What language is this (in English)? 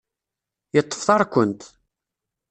Kabyle